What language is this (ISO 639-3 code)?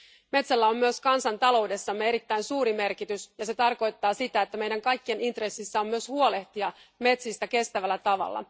fin